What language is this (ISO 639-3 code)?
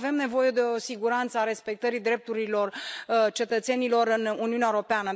ron